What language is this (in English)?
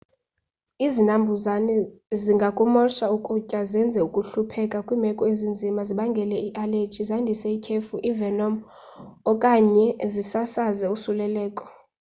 Xhosa